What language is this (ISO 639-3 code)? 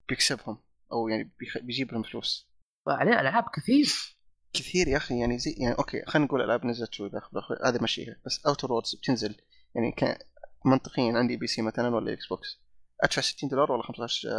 ara